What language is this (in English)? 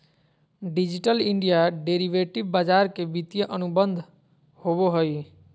Magahi